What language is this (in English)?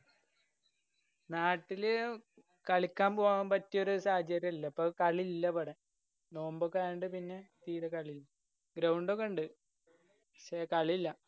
Malayalam